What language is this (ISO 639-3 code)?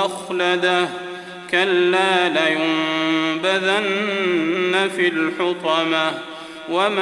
ara